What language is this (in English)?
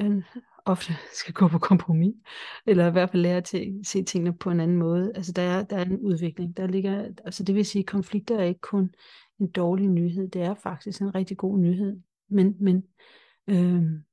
Danish